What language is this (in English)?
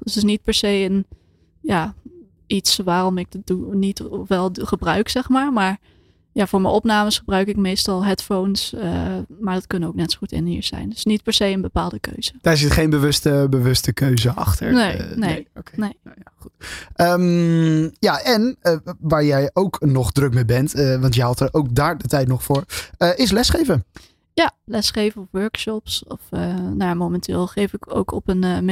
Dutch